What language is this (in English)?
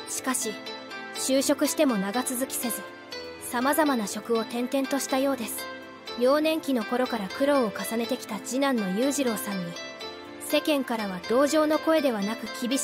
Japanese